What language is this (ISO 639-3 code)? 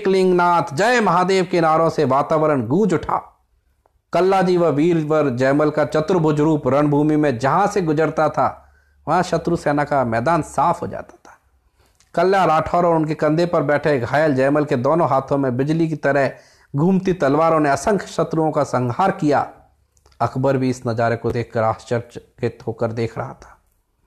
hin